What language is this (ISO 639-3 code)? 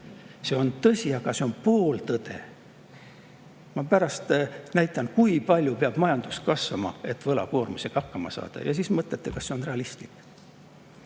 est